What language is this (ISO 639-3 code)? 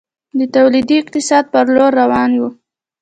pus